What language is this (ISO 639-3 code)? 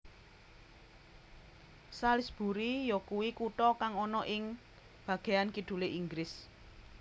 jav